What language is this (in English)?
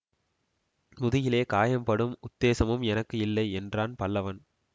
Tamil